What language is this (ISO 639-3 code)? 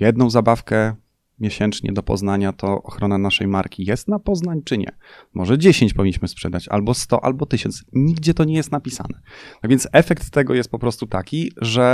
pol